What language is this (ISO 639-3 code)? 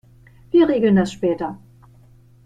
deu